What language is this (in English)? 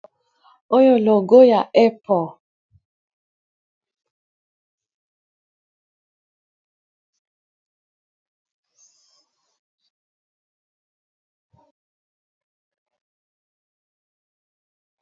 Lingala